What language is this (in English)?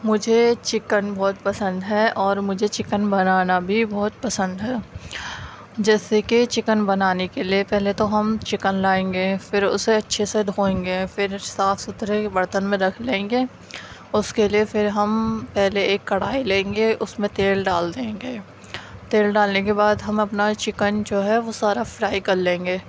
Urdu